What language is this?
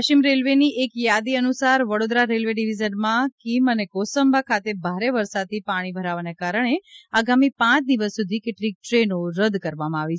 Gujarati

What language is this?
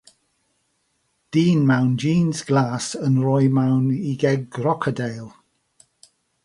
Welsh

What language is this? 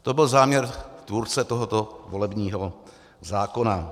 Czech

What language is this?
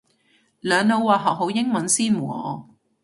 Cantonese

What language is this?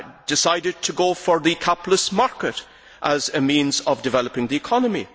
English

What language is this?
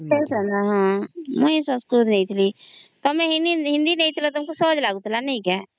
Odia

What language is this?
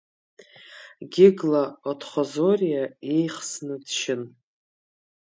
Abkhazian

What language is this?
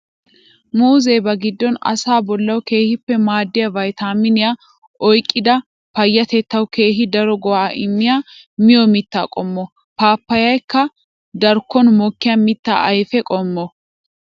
Wolaytta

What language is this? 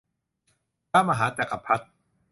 Thai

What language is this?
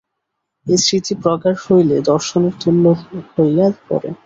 Bangla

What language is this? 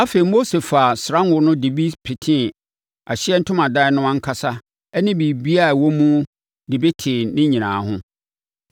Akan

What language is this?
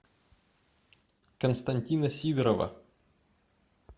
Russian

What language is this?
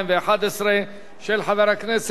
Hebrew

